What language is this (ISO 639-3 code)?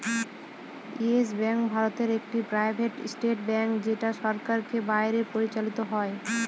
ben